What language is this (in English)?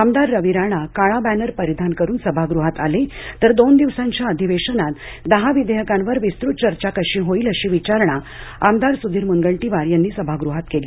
Marathi